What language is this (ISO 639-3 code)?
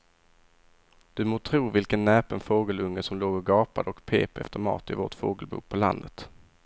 swe